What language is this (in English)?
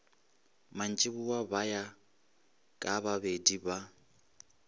Northern Sotho